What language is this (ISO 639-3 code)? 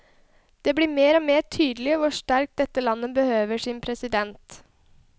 nor